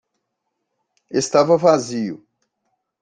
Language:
Portuguese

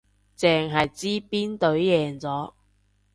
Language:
Cantonese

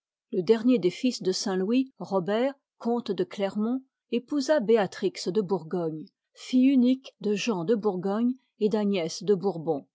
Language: French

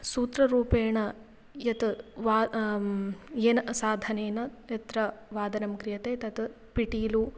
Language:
Sanskrit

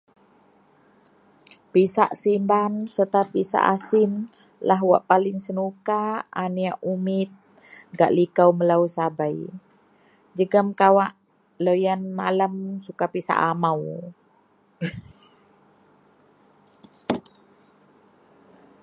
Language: Central Melanau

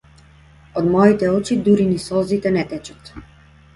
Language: Macedonian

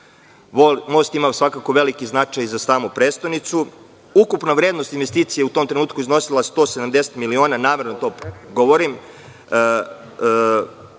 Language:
Serbian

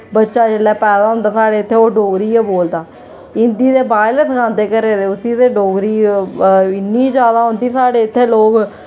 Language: Dogri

